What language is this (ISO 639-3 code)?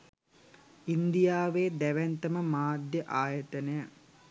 sin